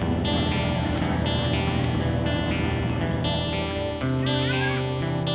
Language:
Indonesian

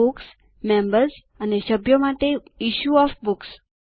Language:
Gujarati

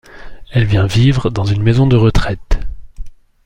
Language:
French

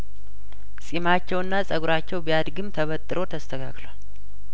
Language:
Amharic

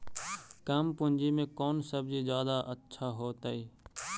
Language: Magahi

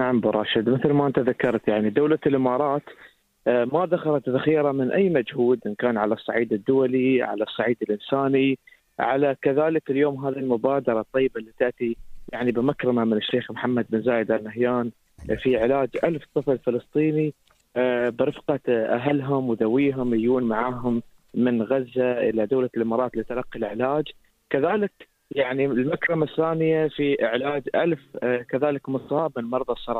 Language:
Arabic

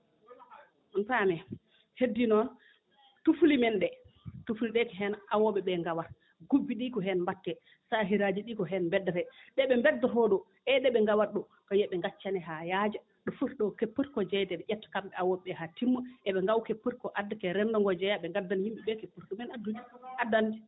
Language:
Fula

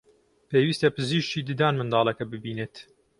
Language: Central Kurdish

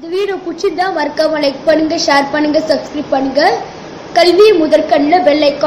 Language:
Arabic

